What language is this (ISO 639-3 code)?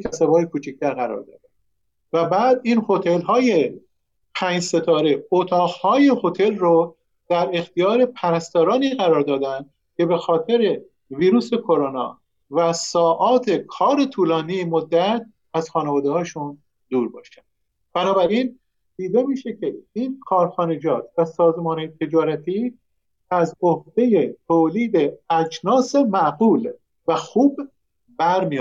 fas